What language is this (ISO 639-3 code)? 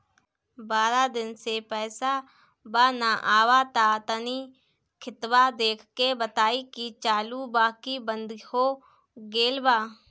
bho